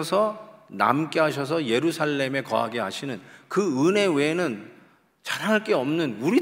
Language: Korean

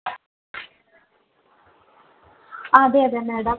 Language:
Malayalam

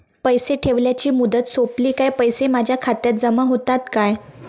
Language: Marathi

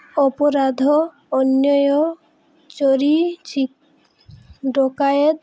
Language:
Odia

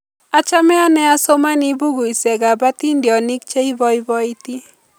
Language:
Kalenjin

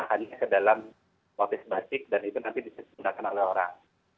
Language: Indonesian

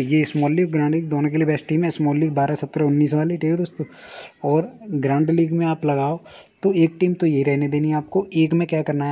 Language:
Hindi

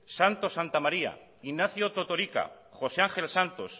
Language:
Basque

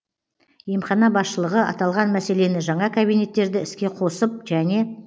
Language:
Kazakh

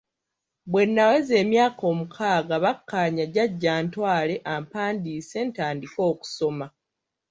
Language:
Ganda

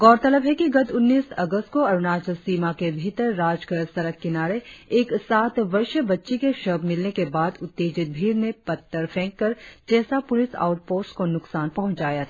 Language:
Hindi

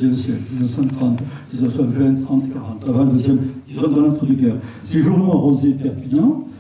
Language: French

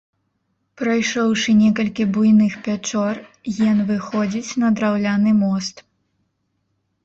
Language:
Belarusian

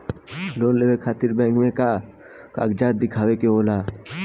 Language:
Bhojpuri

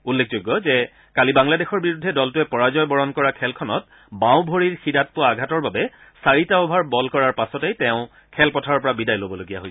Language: Assamese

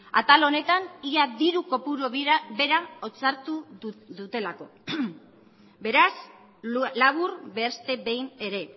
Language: Basque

